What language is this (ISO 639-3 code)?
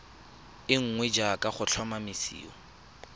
tsn